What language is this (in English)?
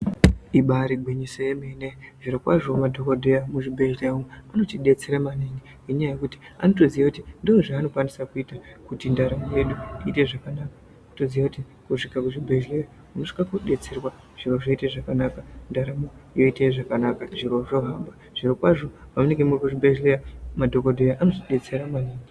Ndau